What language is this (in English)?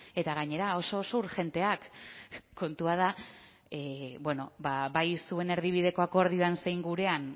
Basque